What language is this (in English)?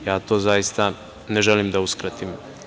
Serbian